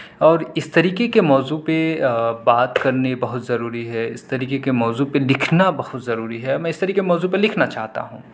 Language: Urdu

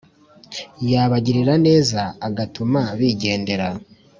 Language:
Kinyarwanda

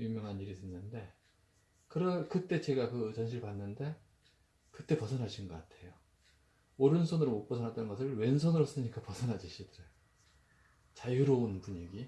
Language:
Korean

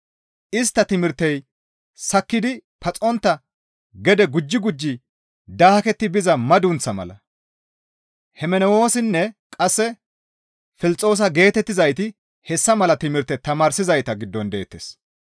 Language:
Gamo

